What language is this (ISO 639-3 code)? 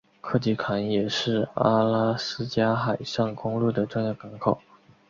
zho